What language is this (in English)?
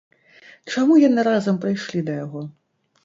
Belarusian